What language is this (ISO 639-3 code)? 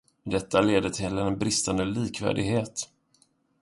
swe